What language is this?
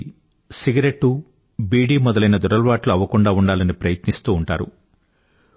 Telugu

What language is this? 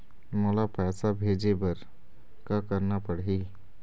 Chhattisgarhi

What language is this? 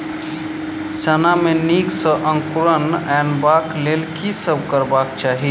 Maithili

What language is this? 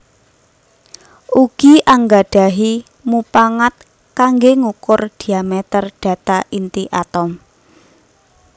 Javanese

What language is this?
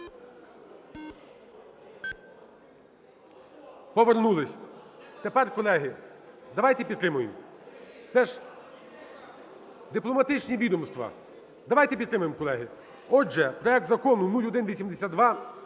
Ukrainian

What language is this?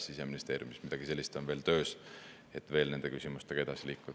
Estonian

